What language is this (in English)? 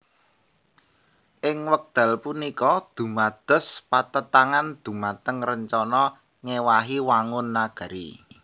Javanese